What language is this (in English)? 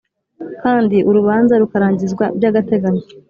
Kinyarwanda